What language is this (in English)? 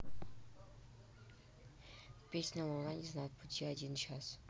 Russian